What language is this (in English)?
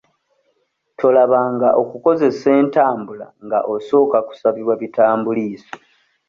Ganda